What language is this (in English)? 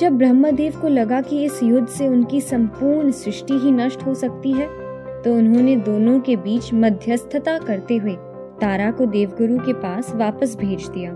Hindi